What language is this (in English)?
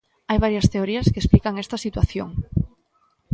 Galician